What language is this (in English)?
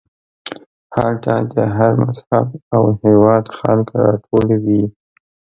Pashto